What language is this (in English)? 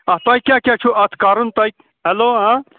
Kashmiri